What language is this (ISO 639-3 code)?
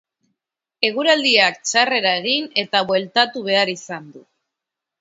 eus